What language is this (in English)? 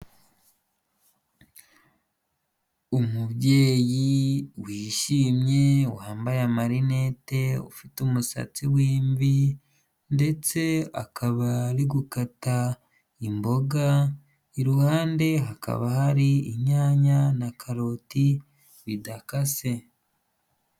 Kinyarwanda